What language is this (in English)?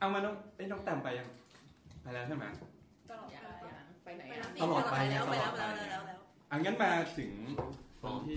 Thai